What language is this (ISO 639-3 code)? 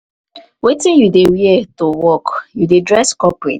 pcm